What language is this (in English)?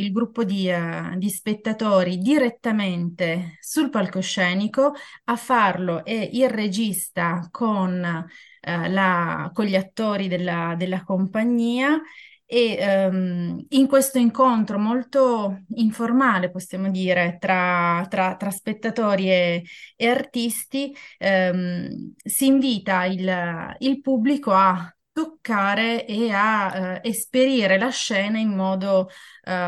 Italian